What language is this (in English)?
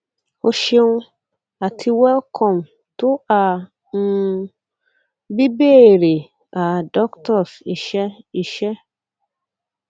Yoruba